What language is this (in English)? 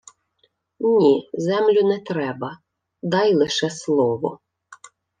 Ukrainian